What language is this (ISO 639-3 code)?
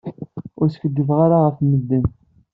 kab